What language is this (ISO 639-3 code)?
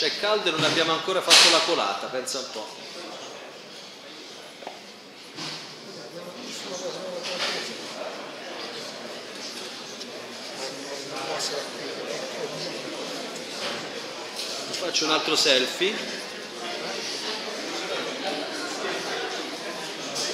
ita